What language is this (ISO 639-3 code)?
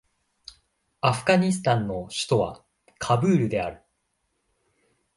jpn